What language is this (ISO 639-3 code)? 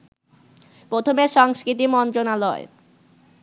ben